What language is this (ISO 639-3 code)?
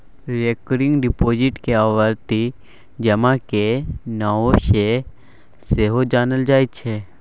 mai